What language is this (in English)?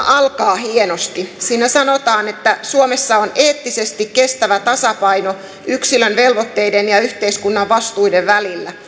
Finnish